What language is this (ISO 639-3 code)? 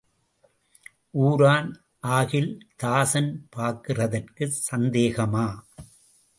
tam